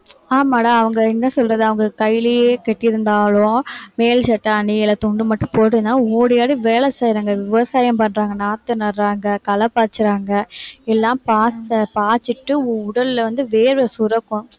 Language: Tamil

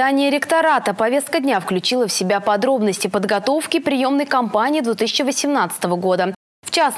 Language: Russian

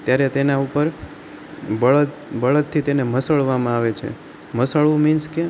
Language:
Gujarati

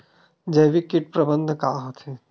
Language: Chhattisgarhi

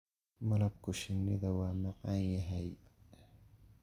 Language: Somali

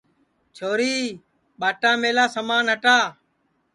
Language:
Sansi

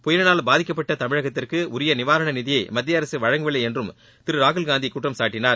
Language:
Tamil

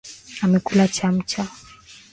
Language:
Swahili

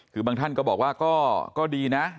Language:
Thai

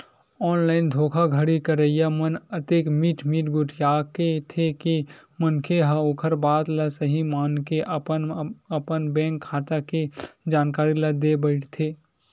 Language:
Chhattisgarhi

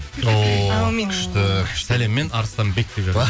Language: Kazakh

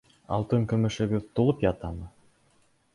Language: Bashkir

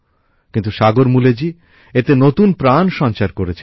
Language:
Bangla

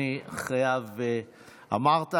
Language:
Hebrew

